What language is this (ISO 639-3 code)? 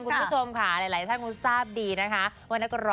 tha